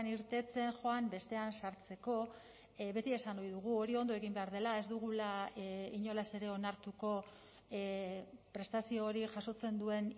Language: Basque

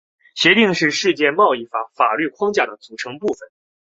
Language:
Chinese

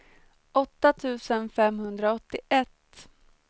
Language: Swedish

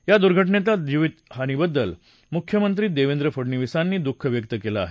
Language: Marathi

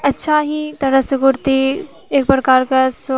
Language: Maithili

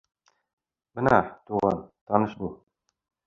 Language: Bashkir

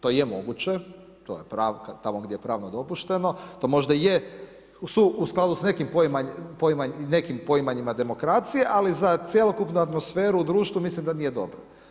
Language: Croatian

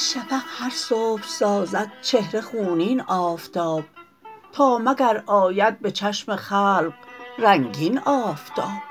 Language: Persian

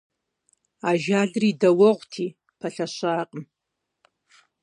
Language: Kabardian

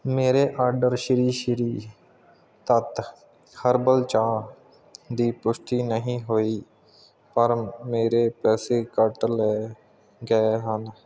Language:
Punjabi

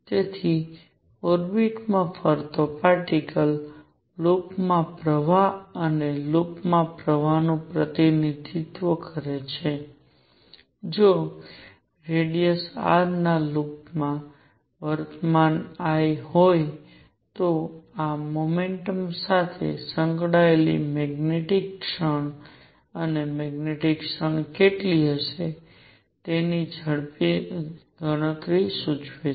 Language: Gujarati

